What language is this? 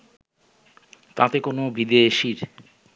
Bangla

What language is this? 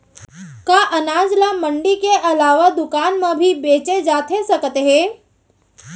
Chhattisgarhi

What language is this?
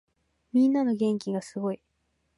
Japanese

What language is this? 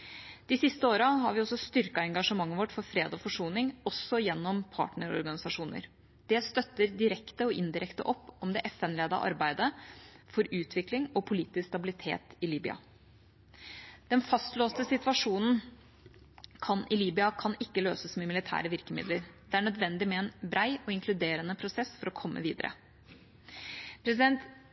Norwegian Bokmål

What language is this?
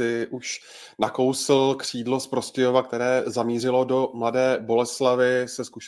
Czech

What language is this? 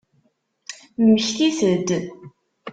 Kabyle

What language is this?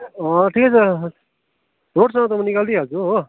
Nepali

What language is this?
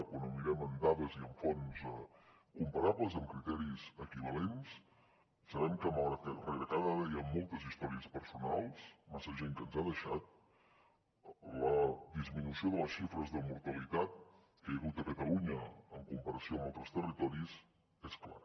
Catalan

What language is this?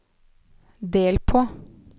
Norwegian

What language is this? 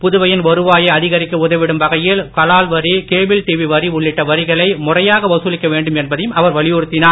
Tamil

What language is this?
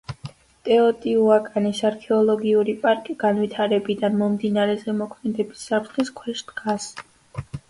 Georgian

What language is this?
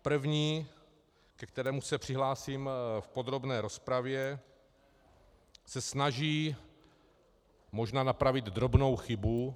Czech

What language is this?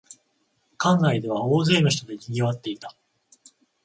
Japanese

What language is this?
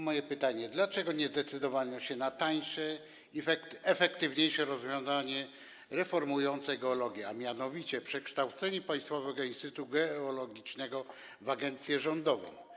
Polish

